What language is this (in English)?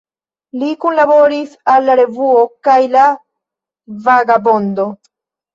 Esperanto